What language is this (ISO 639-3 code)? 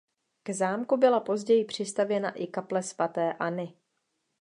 ces